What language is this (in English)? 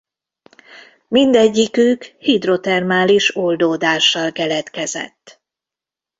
Hungarian